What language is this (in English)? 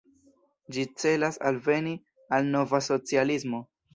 Esperanto